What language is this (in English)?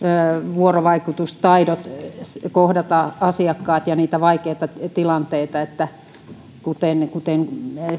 Finnish